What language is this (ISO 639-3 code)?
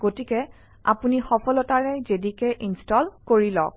asm